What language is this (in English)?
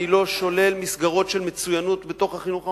Hebrew